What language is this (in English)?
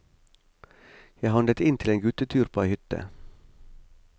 Norwegian